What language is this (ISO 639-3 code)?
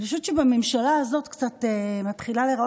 heb